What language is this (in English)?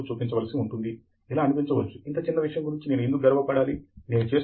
Telugu